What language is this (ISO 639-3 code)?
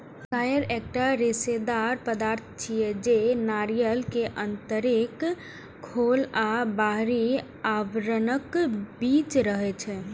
mai